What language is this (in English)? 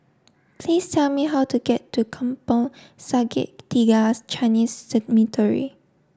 English